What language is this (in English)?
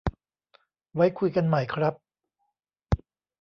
Thai